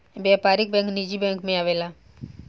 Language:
Bhojpuri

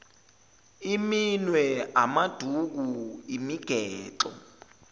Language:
Zulu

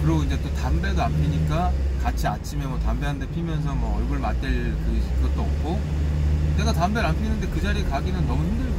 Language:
Korean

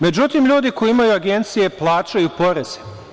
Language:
Serbian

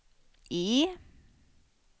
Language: Swedish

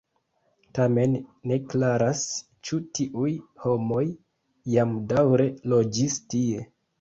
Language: Esperanto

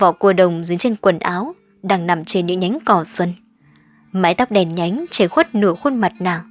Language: Vietnamese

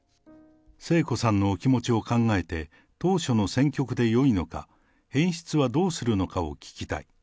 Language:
Japanese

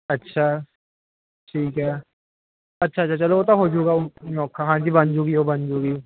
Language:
Punjabi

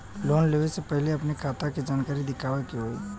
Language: Bhojpuri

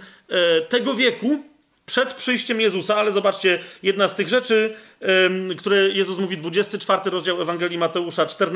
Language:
Polish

